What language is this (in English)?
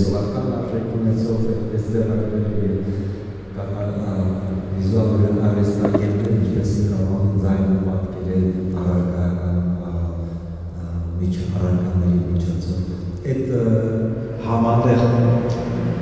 Turkish